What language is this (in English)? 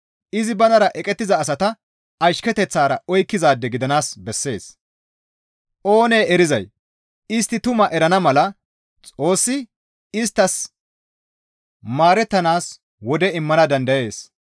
Gamo